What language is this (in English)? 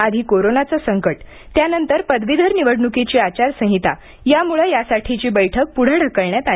Marathi